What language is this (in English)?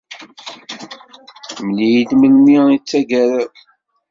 Kabyle